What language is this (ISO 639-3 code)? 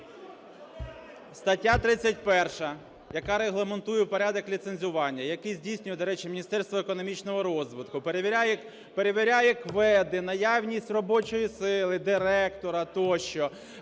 ukr